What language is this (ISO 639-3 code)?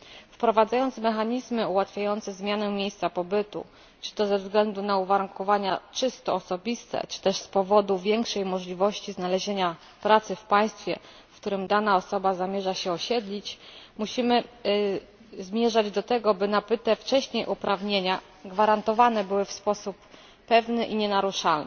pol